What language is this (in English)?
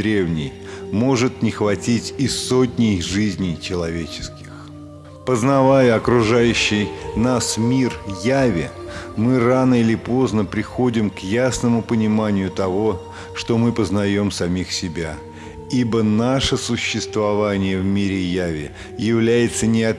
Russian